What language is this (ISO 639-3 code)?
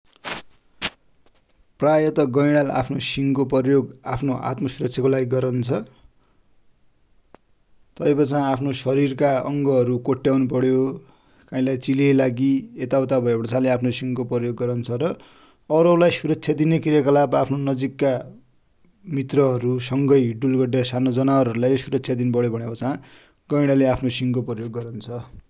dty